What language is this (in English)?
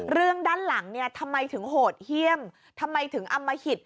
Thai